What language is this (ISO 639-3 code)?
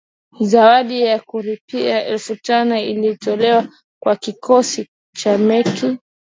swa